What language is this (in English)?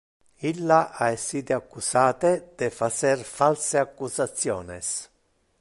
Interlingua